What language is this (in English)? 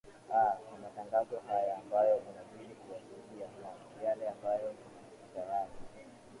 Swahili